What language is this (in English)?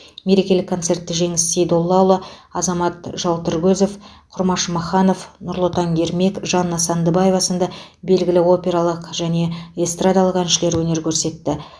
Kazakh